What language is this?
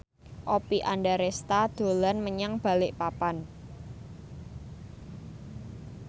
Javanese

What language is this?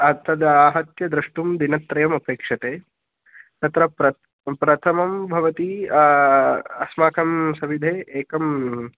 Sanskrit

